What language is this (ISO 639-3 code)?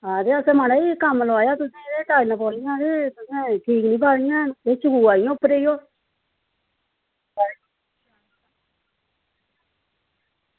doi